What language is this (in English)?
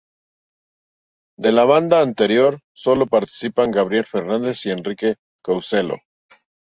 Spanish